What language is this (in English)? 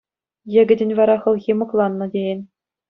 Chuvash